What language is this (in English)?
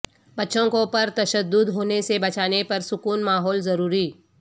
Urdu